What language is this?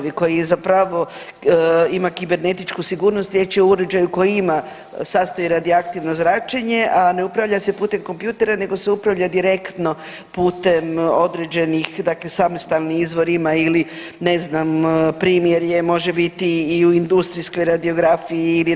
Croatian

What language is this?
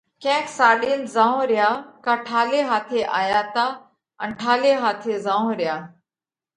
Parkari Koli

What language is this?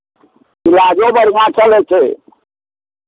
Maithili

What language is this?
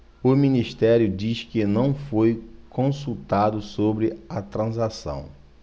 Portuguese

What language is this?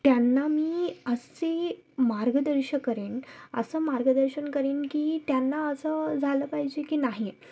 Marathi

